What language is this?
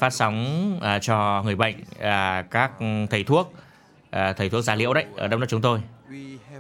Vietnamese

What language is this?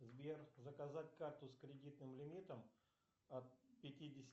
Russian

